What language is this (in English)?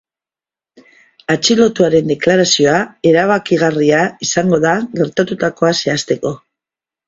Basque